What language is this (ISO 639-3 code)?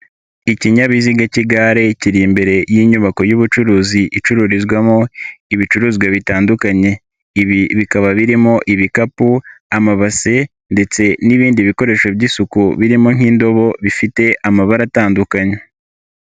kin